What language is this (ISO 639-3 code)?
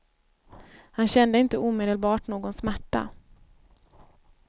swe